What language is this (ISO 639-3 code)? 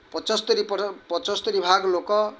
ori